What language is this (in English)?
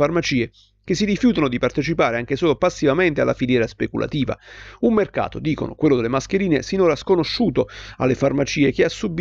Italian